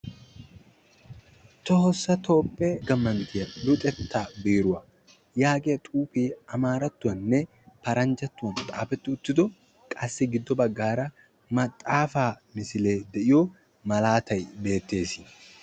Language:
Wolaytta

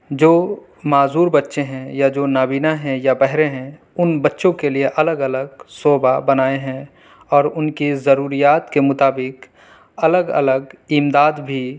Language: Urdu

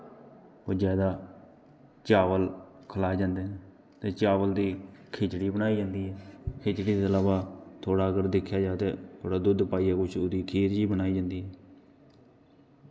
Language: Dogri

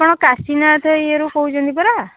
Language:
Odia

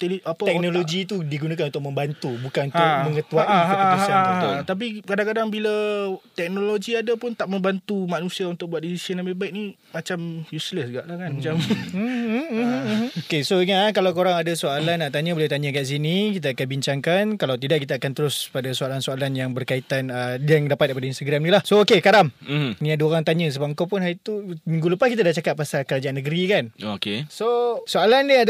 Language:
Malay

